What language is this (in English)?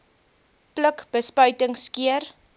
Afrikaans